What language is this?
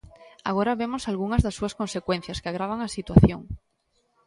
Galician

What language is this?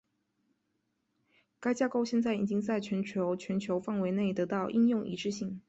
Chinese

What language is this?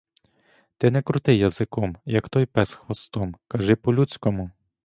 Ukrainian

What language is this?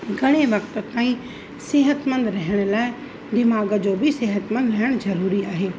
Sindhi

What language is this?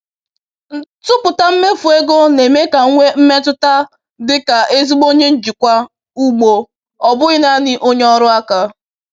Igbo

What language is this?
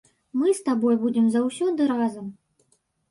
Belarusian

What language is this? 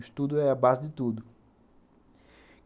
Portuguese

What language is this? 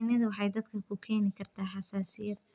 Somali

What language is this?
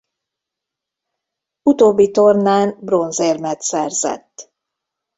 Hungarian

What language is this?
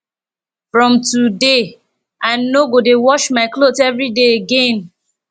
Nigerian Pidgin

